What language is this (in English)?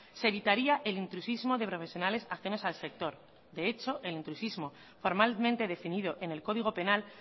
Spanish